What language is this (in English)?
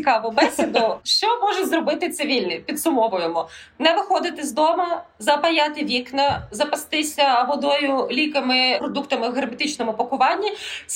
Ukrainian